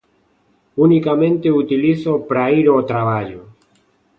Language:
Galician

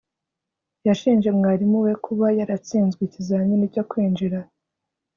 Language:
Kinyarwanda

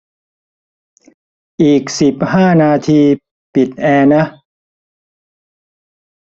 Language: Thai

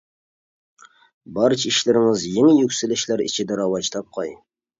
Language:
Uyghur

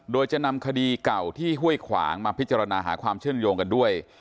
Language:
Thai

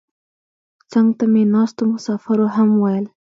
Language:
Pashto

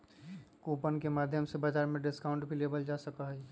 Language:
Magahi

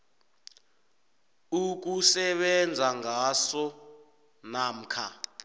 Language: South Ndebele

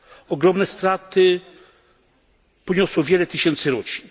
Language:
Polish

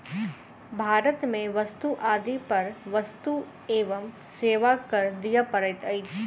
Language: Maithili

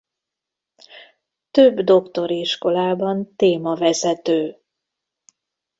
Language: Hungarian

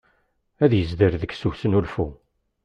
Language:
Kabyle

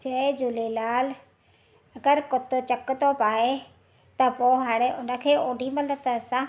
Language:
Sindhi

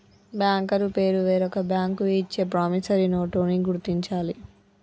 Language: Telugu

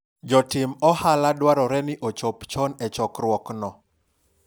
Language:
Luo (Kenya and Tanzania)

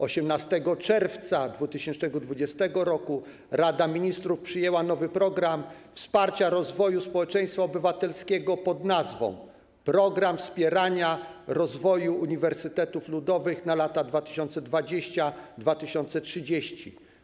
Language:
Polish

